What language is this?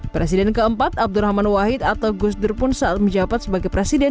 Indonesian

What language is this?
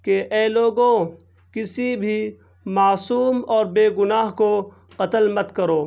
Urdu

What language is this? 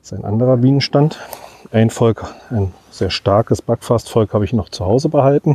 German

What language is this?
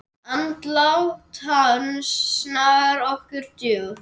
Icelandic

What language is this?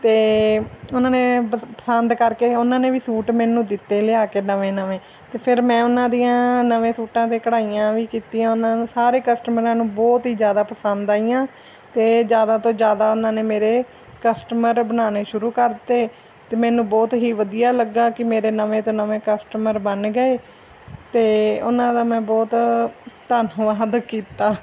Punjabi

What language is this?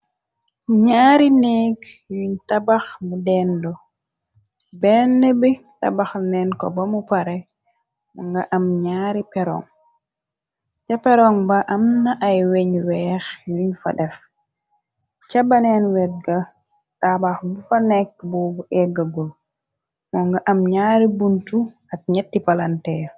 Wolof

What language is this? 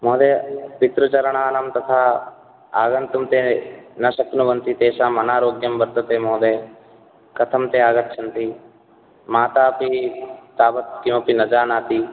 Sanskrit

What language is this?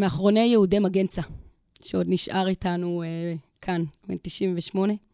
Hebrew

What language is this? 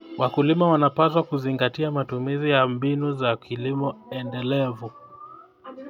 Kalenjin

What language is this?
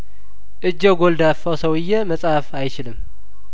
Amharic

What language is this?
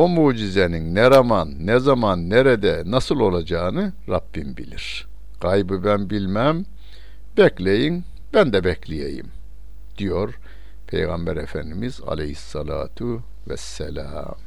Turkish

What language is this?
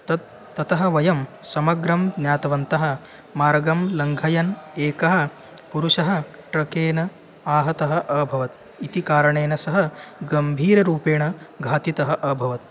Sanskrit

